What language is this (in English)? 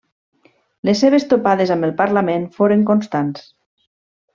Catalan